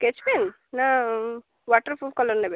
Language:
Odia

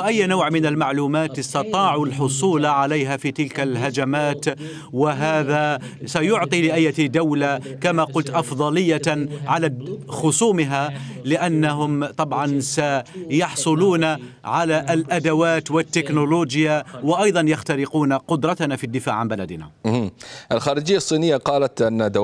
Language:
Arabic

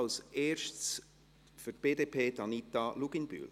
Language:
Swiss German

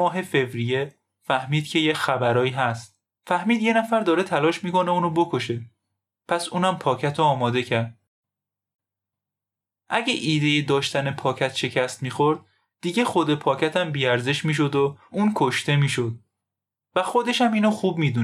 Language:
Persian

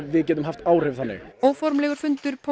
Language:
Icelandic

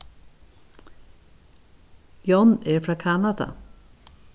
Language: Faroese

